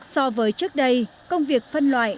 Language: Vietnamese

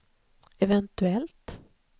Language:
Swedish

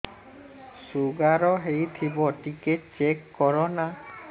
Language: Odia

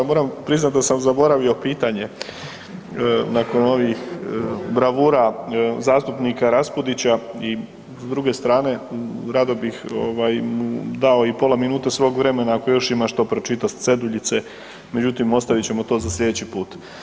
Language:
Croatian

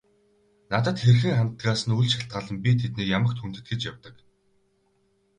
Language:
Mongolian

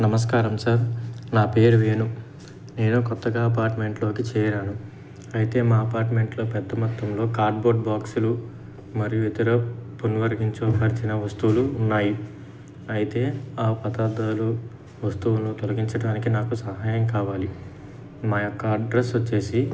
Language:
Telugu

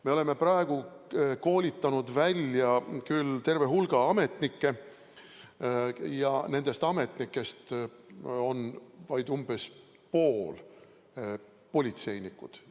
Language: Estonian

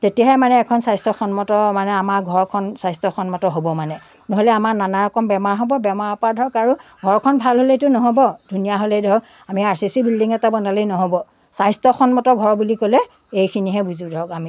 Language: Assamese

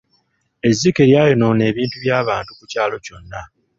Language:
Ganda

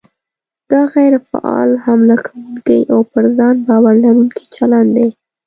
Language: Pashto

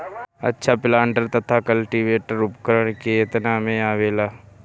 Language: Bhojpuri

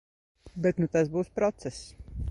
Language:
Latvian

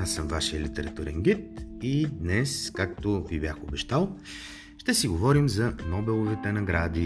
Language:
Bulgarian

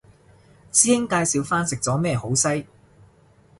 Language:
Cantonese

